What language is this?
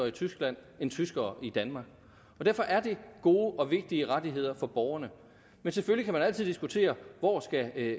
Danish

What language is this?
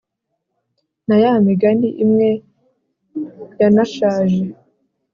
Kinyarwanda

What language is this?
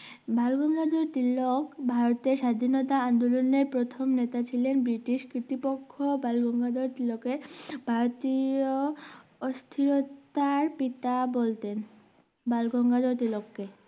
Bangla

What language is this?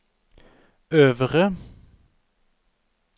Norwegian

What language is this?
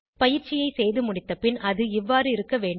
Tamil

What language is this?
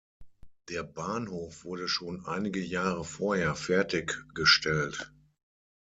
German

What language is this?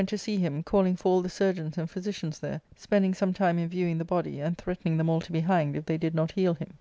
English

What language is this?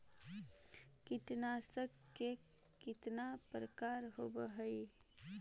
Magahi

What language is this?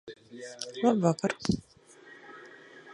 Latvian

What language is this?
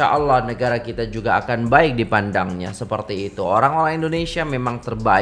Indonesian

